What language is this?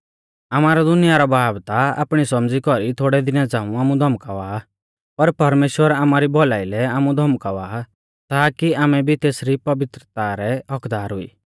Mahasu Pahari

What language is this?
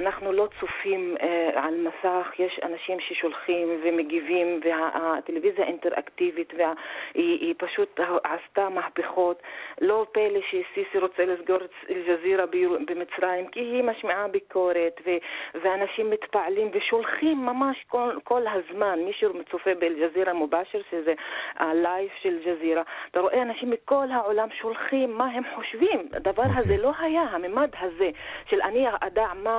Hebrew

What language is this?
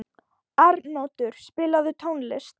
Icelandic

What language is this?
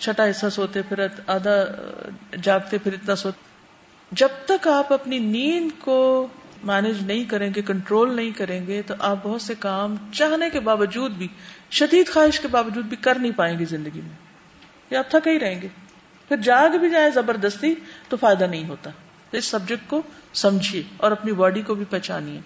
Urdu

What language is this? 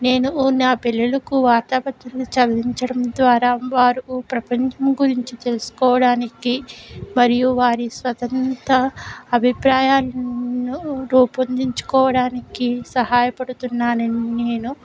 Telugu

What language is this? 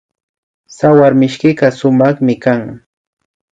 Imbabura Highland Quichua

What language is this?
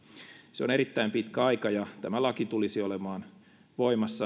Finnish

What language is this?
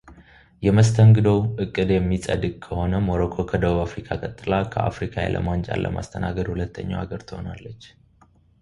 Amharic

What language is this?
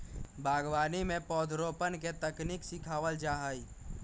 Magahi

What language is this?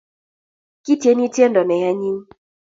Kalenjin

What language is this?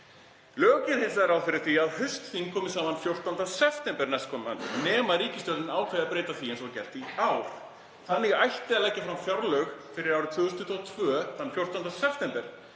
Icelandic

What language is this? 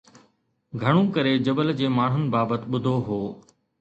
Sindhi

